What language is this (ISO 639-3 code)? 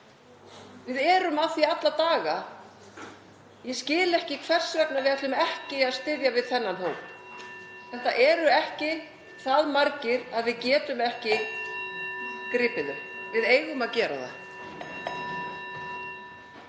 isl